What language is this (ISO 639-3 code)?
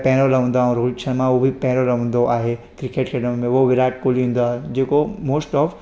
snd